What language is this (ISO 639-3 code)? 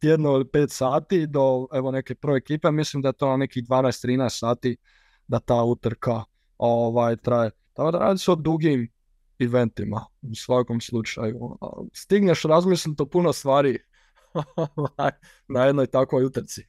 hrv